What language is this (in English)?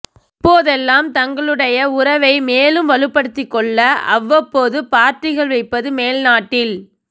Tamil